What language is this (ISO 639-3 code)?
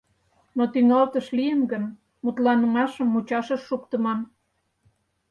chm